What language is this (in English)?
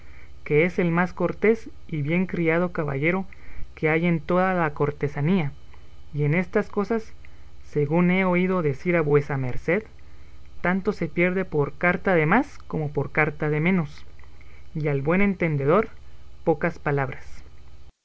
Spanish